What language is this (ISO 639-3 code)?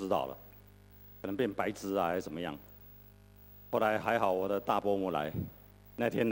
zho